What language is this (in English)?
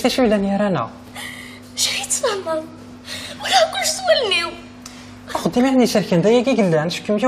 Arabic